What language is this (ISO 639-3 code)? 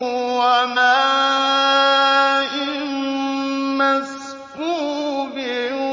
ara